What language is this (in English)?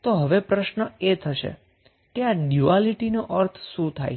Gujarati